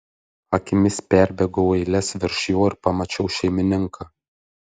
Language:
Lithuanian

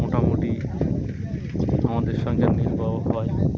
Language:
Bangla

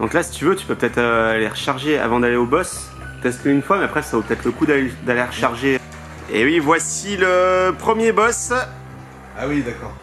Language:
French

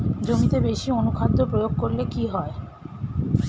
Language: Bangla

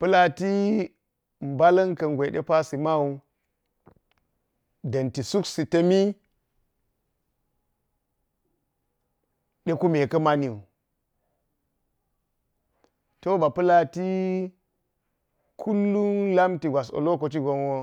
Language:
Geji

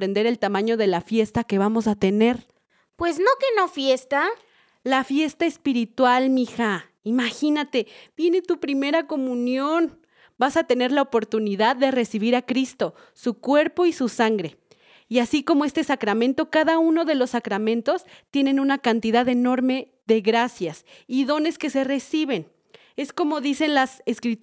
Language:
Spanish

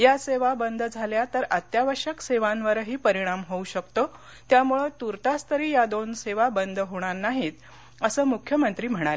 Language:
Marathi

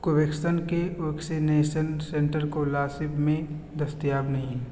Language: Urdu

